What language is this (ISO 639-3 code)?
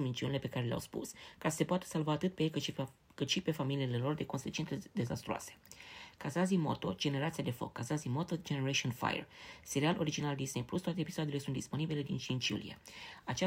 ron